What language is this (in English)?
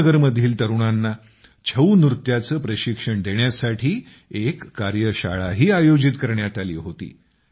Marathi